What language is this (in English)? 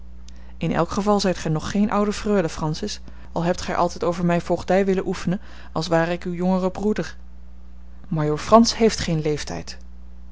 Dutch